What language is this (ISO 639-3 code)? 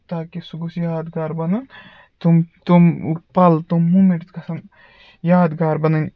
kas